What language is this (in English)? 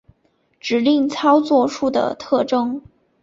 Chinese